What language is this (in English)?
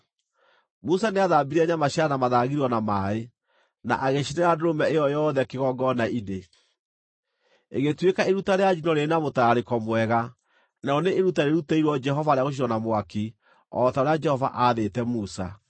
Kikuyu